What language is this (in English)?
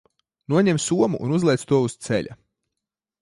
Latvian